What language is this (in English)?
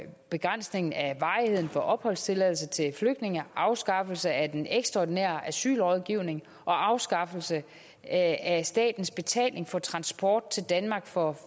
Danish